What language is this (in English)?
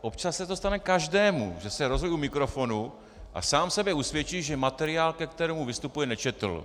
Czech